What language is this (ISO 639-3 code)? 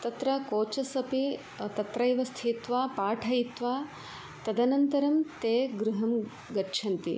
san